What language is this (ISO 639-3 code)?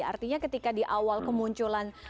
ind